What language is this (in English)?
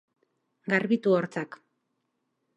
Basque